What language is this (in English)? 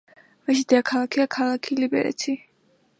Georgian